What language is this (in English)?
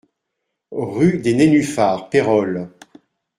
French